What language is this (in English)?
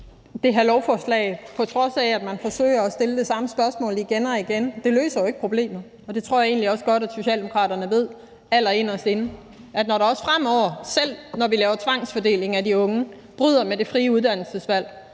Danish